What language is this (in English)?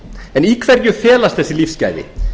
Icelandic